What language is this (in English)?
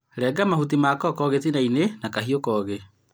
Kikuyu